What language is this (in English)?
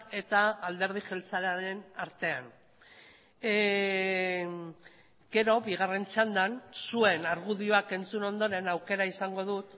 Basque